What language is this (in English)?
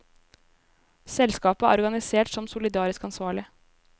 Norwegian